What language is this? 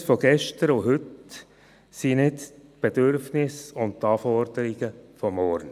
Swiss German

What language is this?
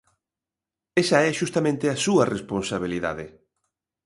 Galician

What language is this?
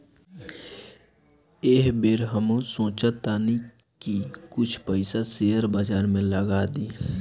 Bhojpuri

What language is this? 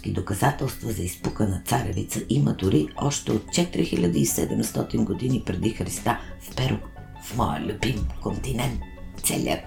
Bulgarian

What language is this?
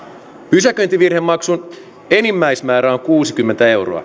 Finnish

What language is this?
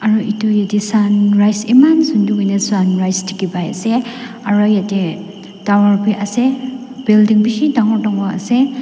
Naga Pidgin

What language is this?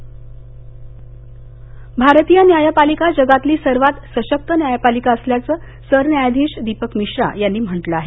Marathi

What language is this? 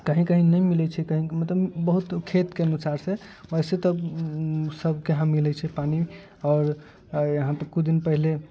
Maithili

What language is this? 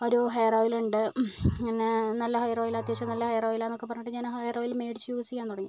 Malayalam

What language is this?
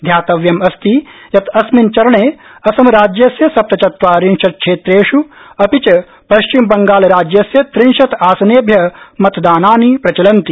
Sanskrit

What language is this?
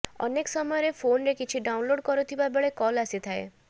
Odia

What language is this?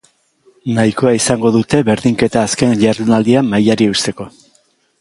Basque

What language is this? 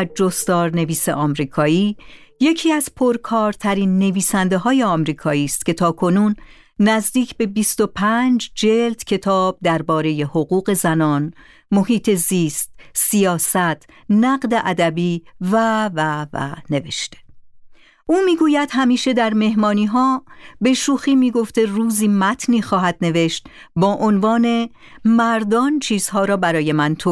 Persian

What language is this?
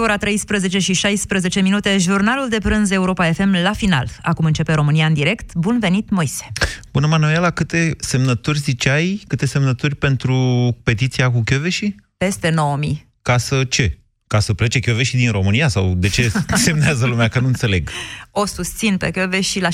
Romanian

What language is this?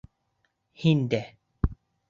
Bashkir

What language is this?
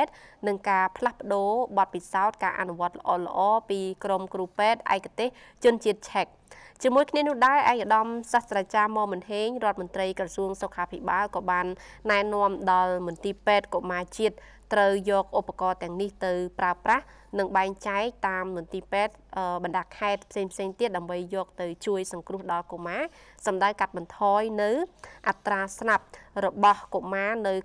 Thai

